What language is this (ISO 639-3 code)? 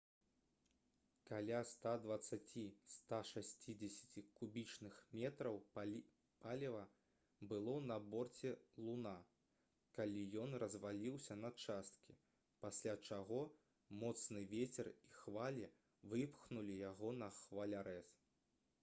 bel